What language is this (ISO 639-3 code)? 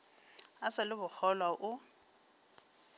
nso